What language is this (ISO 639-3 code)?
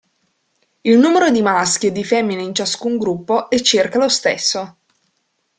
ita